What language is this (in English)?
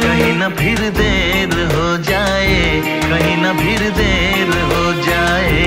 Hindi